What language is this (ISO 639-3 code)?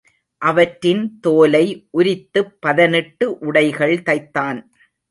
tam